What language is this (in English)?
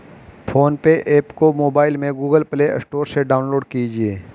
Hindi